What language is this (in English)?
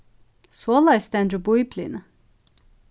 Faroese